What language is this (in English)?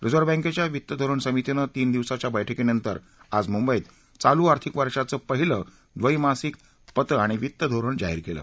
Marathi